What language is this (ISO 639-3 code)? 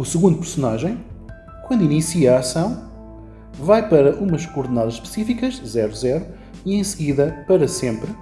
por